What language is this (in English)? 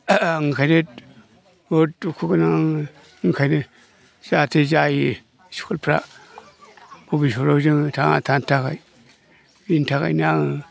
Bodo